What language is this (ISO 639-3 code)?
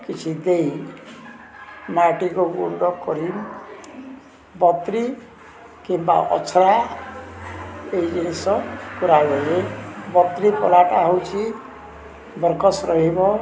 ori